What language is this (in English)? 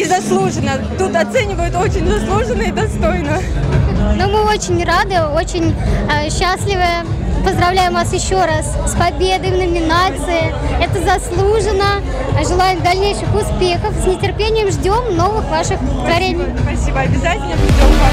Russian